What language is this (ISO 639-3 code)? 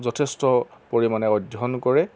asm